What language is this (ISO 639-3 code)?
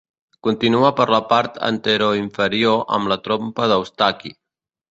cat